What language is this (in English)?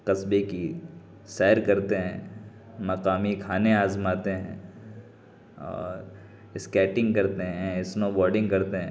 Urdu